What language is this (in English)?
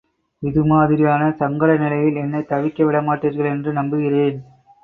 Tamil